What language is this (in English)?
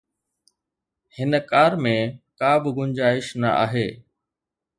Sindhi